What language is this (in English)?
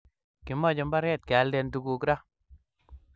Kalenjin